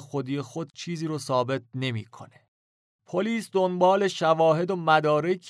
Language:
Persian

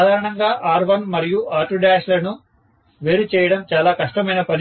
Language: Telugu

